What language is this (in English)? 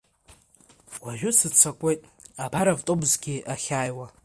Abkhazian